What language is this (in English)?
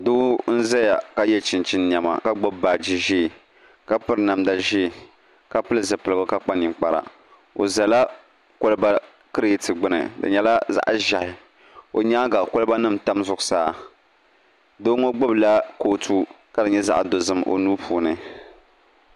Dagbani